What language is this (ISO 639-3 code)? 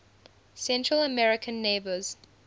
eng